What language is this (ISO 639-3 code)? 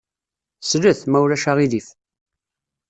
kab